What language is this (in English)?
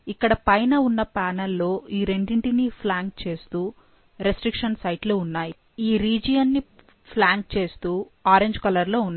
Telugu